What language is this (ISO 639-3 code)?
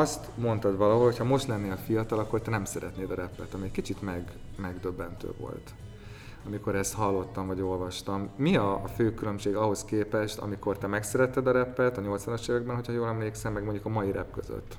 hun